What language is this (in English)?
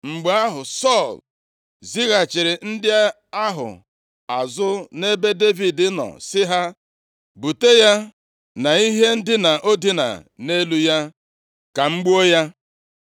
Igbo